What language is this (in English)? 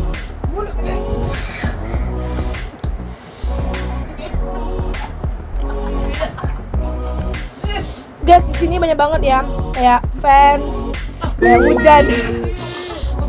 Indonesian